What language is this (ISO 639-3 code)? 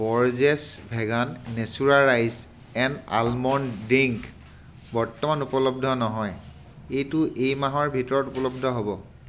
asm